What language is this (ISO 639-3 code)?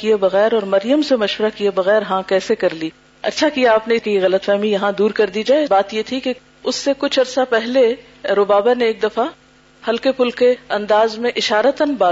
urd